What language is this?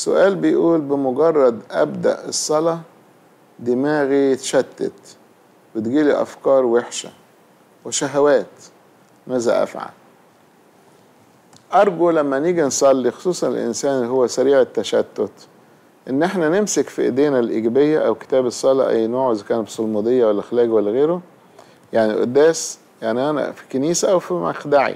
Arabic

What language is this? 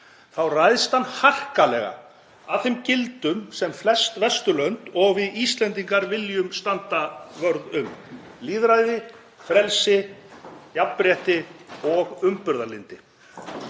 Icelandic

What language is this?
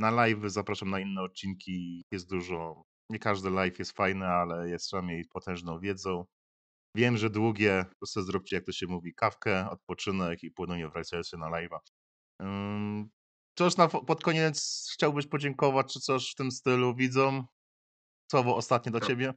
Polish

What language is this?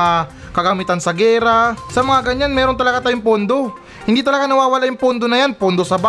Filipino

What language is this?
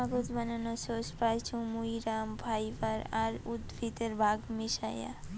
Bangla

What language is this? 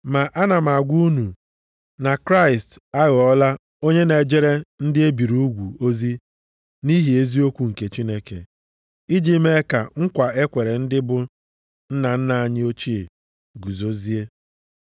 Igbo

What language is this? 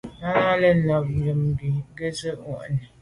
Medumba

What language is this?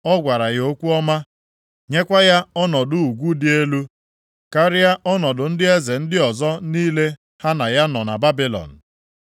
Igbo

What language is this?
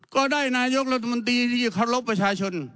Thai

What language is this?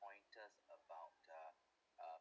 English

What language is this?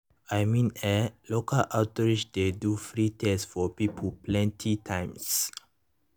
Nigerian Pidgin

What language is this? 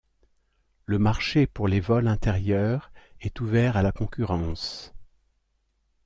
French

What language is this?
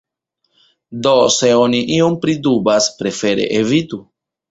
Esperanto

